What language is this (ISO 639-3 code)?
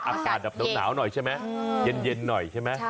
tha